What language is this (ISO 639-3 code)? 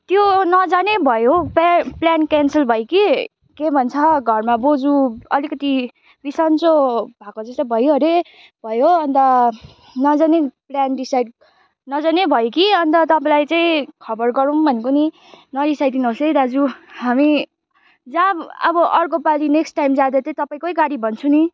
nep